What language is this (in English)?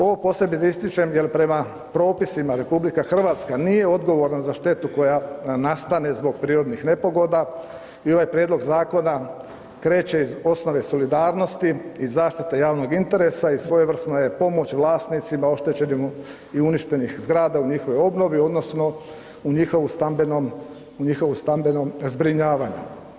Croatian